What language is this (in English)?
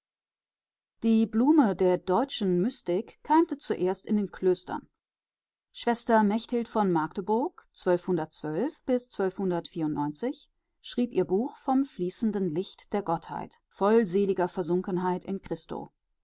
German